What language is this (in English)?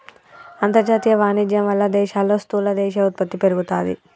Telugu